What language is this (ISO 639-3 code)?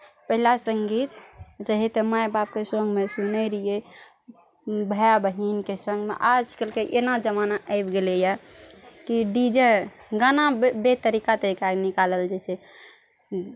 mai